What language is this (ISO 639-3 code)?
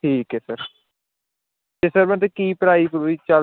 pan